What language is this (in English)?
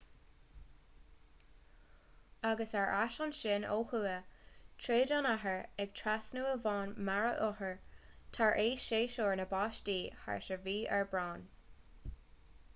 Irish